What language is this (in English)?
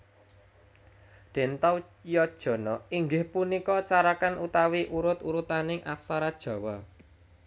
Javanese